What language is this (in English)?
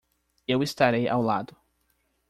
Portuguese